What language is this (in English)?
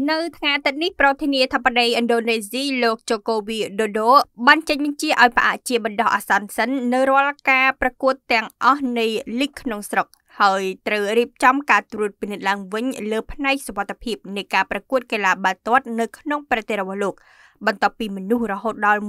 Thai